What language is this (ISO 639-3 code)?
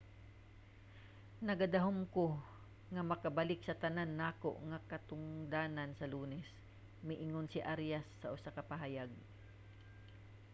ceb